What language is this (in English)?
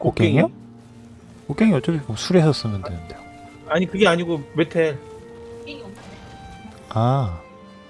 Korean